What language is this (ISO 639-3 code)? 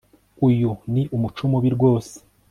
kin